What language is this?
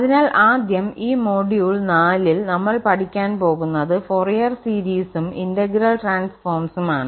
Malayalam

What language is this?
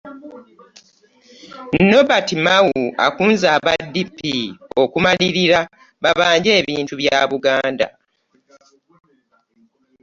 Ganda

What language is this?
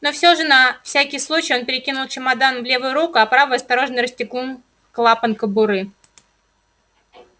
Russian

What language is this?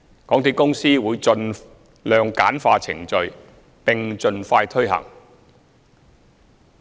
Cantonese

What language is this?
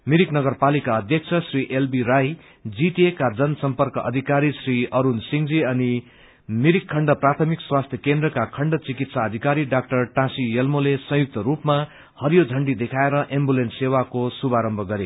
Nepali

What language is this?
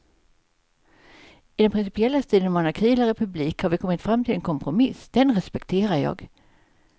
Swedish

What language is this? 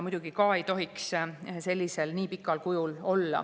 Estonian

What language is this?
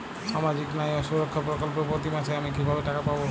Bangla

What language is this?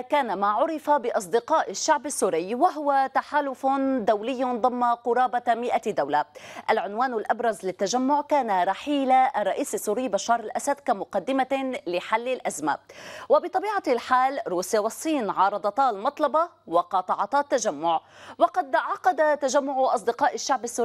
Arabic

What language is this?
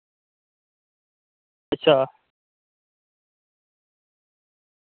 Dogri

